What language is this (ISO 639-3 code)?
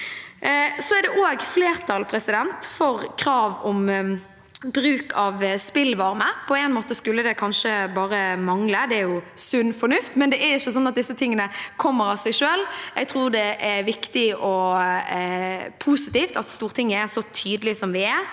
nor